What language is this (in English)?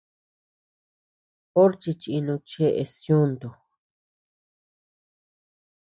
Tepeuxila Cuicatec